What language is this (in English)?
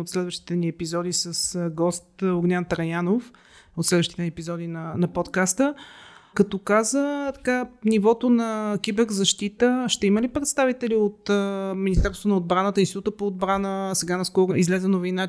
Bulgarian